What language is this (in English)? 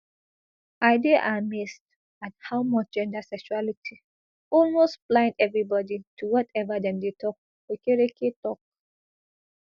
Nigerian Pidgin